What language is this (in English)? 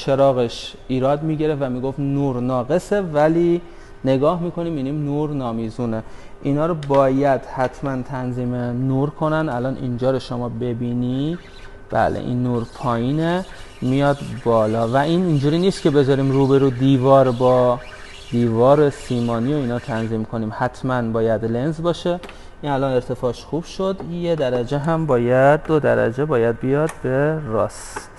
Persian